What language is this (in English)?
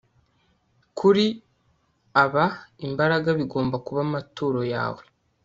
Kinyarwanda